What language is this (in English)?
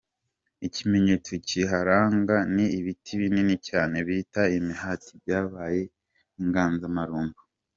Kinyarwanda